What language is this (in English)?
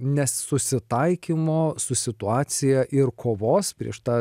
Lithuanian